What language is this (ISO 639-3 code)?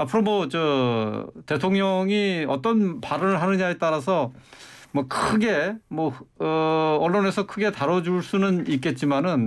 kor